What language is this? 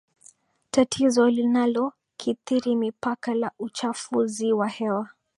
Swahili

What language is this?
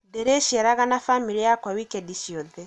Kikuyu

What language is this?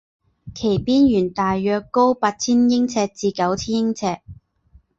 Chinese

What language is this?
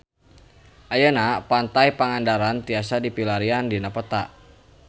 Sundanese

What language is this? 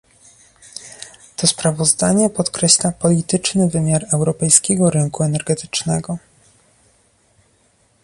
Polish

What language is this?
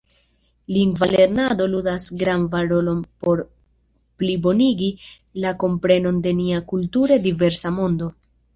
Esperanto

